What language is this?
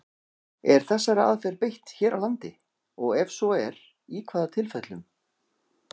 Icelandic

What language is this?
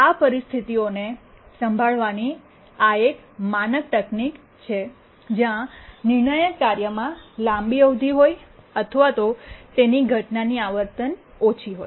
Gujarati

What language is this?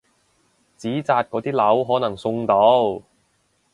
Cantonese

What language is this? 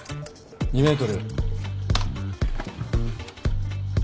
Japanese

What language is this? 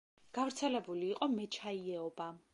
Georgian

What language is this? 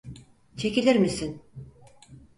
Turkish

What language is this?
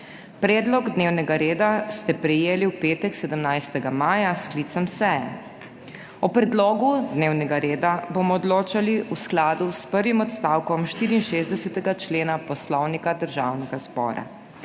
Slovenian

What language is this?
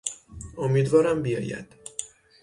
Persian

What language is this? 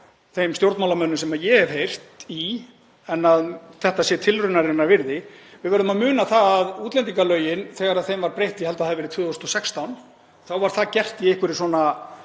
Icelandic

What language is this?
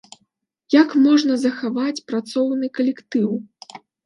Belarusian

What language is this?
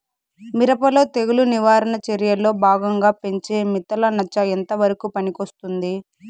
Telugu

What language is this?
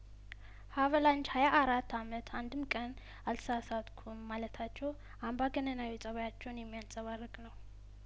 Amharic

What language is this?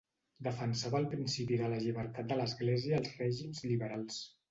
Catalan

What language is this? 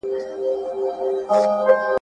Pashto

